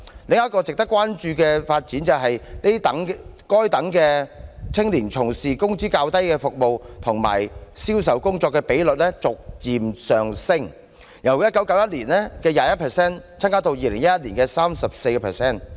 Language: Cantonese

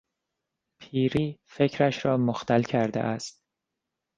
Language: Persian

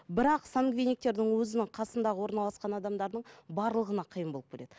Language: Kazakh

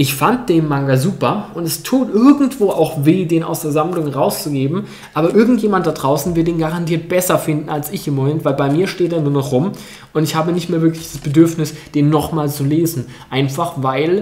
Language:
German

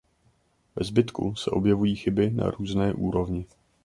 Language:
Czech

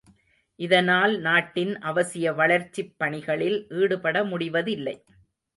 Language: Tamil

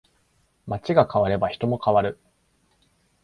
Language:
Japanese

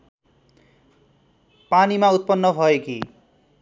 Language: Nepali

